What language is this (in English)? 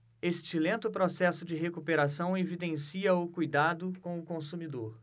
Portuguese